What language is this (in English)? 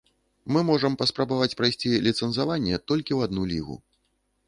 Belarusian